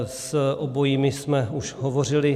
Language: Czech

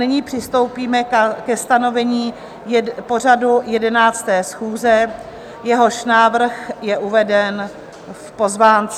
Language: Czech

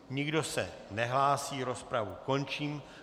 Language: Czech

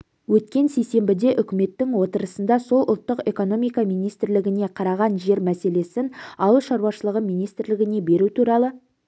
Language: Kazakh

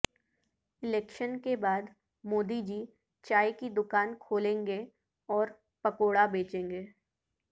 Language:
Urdu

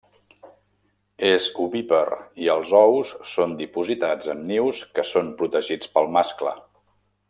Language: Catalan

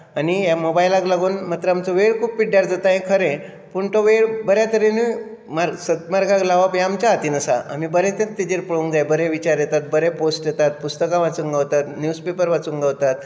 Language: Konkani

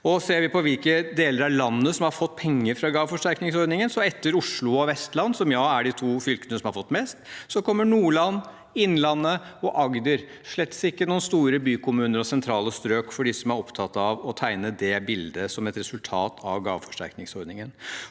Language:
Norwegian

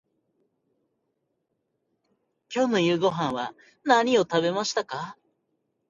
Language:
Japanese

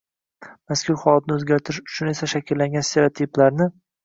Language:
Uzbek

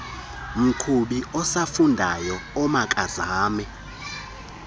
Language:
Xhosa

